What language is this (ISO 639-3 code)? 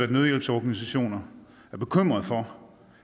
dan